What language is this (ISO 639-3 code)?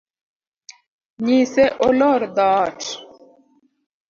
luo